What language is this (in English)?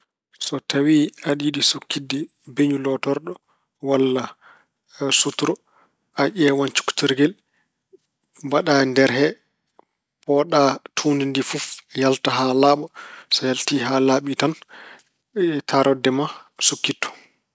Fula